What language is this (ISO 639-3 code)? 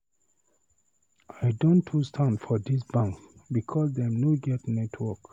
pcm